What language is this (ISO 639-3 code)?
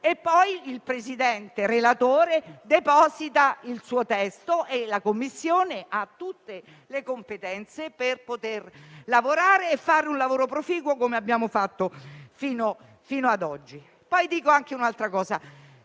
ita